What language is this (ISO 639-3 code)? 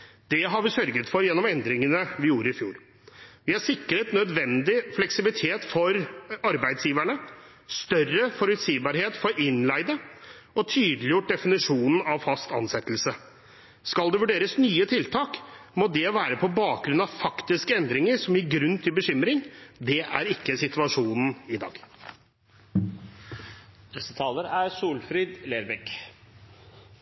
nor